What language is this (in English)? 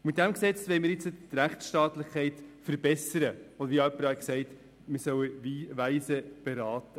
Swiss German